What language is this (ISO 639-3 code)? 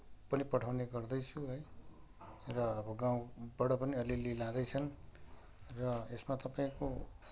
nep